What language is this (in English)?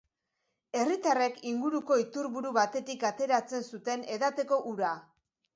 Basque